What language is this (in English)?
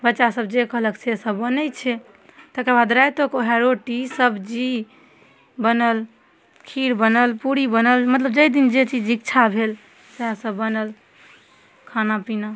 Maithili